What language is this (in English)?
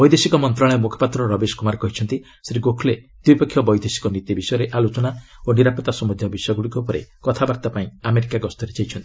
Odia